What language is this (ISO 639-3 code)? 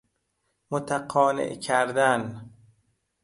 fas